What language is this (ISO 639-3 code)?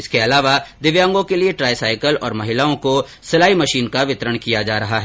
hin